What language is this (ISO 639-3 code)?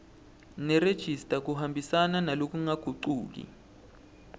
ssw